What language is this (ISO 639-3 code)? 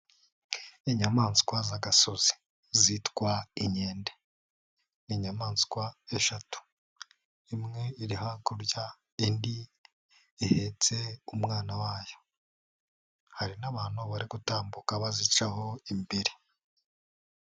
kin